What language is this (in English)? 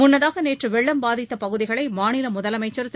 Tamil